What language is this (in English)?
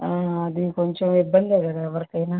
Telugu